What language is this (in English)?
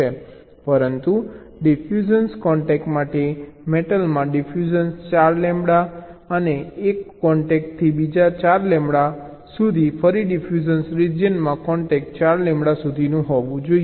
Gujarati